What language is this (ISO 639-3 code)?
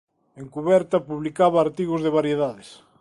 glg